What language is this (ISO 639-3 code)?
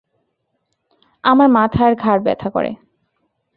ben